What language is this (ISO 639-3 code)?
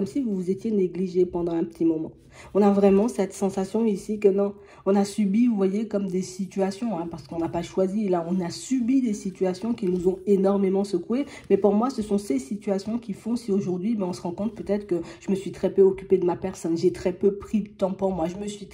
fra